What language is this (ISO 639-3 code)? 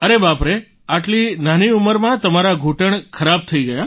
guj